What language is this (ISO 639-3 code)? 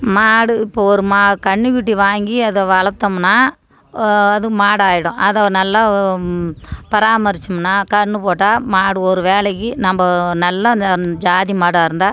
tam